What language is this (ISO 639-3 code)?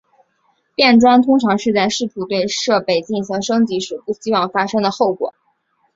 zho